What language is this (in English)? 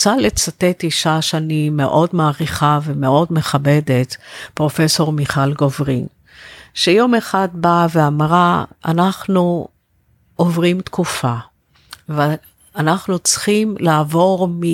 Hebrew